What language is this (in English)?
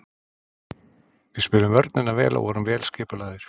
Icelandic